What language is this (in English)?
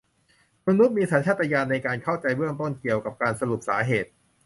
Thai